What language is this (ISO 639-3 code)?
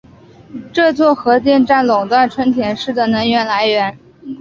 zho